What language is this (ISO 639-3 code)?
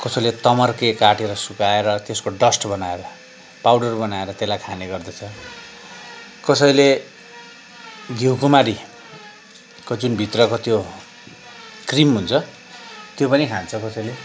nep